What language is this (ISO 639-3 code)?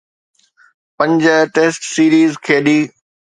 snd